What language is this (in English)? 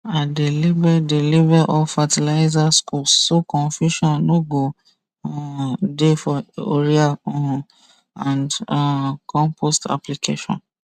Nigerian Pidgin